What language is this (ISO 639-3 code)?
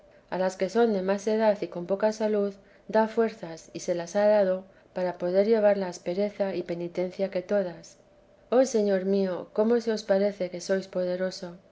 spa